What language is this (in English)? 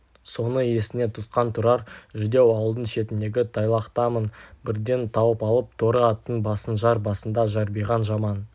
Kazakh